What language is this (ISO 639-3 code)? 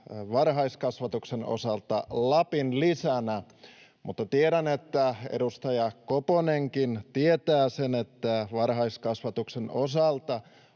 fin